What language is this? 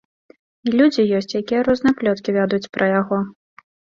Belarusian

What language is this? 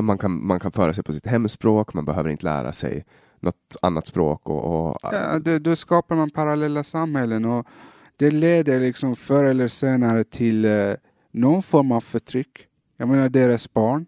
Swedish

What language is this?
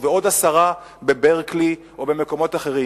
Hebrew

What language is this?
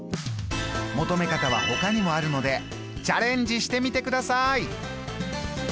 Japanese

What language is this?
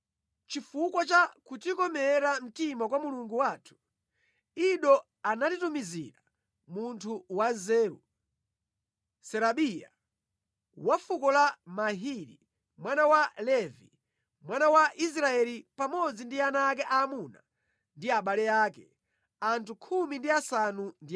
Nyanja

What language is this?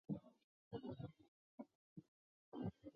Chinese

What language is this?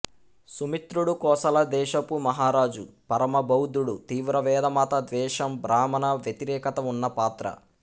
Telugu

